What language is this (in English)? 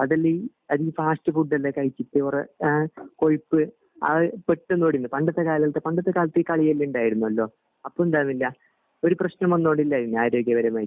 Malayalam